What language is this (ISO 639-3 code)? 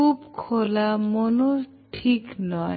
ben